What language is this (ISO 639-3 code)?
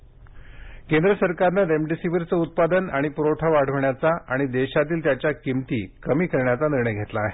mar